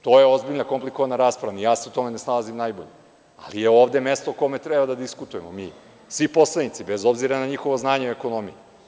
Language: Serbian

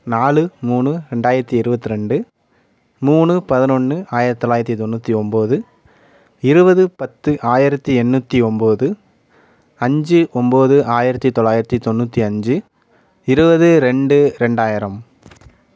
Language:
Tamil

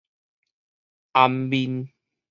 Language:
Min Nan Chinese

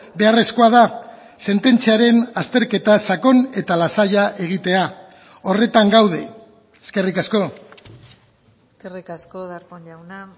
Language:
Basque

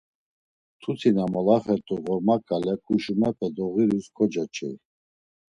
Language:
Laz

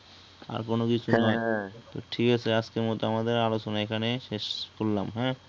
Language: Bangla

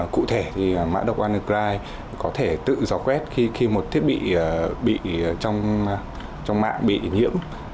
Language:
Vietnamese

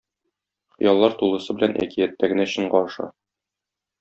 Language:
Tatar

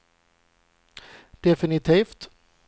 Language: Swedish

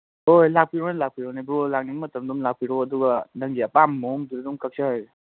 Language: Manipuri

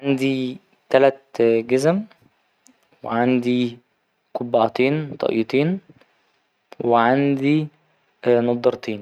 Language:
Egyptian Arabic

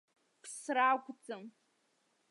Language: Abkhazian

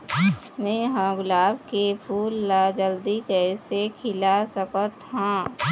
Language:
Chhattisgarhi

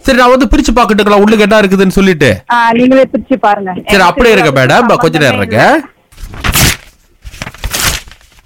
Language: Tamil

